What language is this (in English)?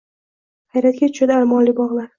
Uzbek